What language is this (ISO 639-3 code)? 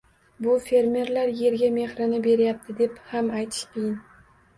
uzb